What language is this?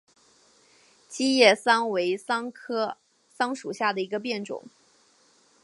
Chinese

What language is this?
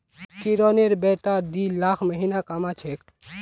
Magahi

